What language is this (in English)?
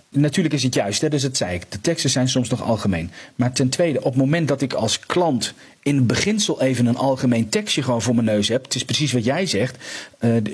Dutch